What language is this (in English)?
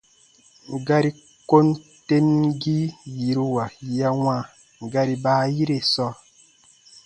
Baatonum